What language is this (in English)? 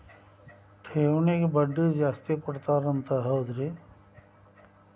Kannada